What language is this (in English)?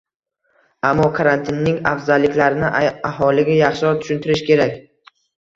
Uzbek